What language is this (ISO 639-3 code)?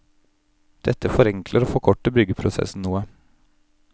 nor